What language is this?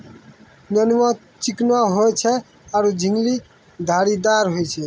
Maithili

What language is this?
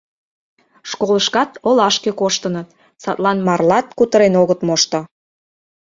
Mari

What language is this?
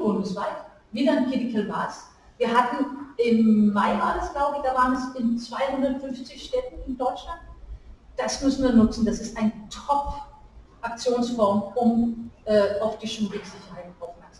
German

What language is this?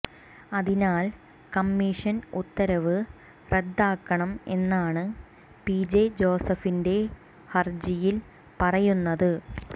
Malayalam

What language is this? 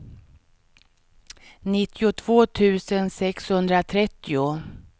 Swedish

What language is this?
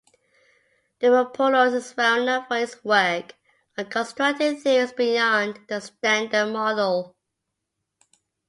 English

